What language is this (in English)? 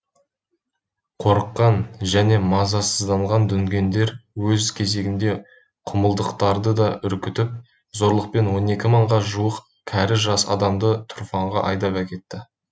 Kazakh